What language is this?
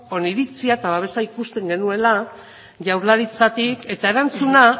Basque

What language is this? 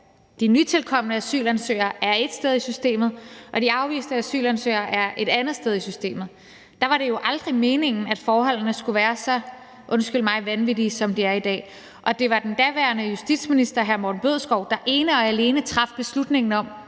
Danish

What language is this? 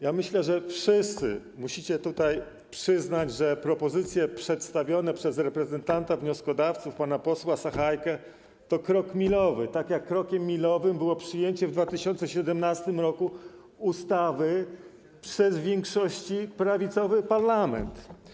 Polish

